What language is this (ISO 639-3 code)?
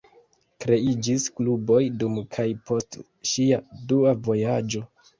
epo